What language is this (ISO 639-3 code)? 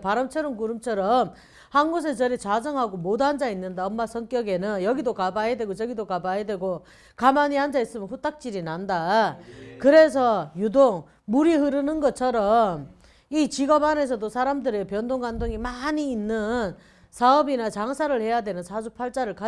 kor